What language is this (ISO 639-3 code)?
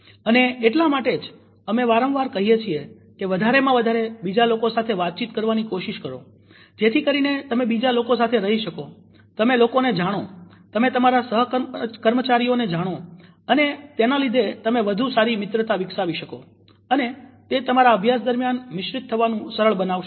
guj